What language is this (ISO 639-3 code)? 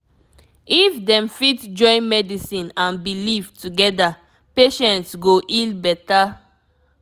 pcm